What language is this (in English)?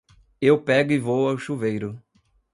Portuguese